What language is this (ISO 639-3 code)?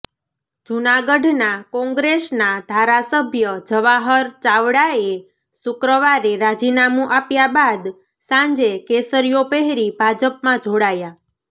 guj